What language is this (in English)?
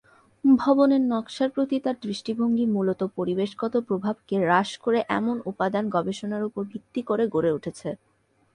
Bangla